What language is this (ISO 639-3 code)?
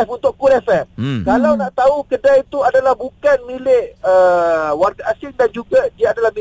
msa